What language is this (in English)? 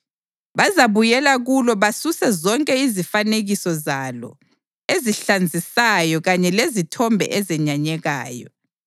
North Ndebele